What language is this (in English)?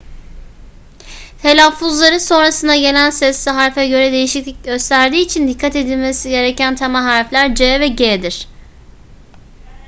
Turkish